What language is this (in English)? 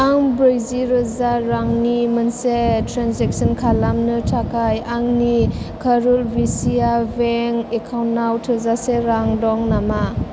Bodo